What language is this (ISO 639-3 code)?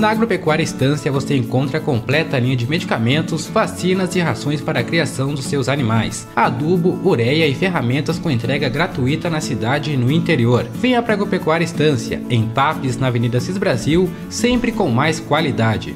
por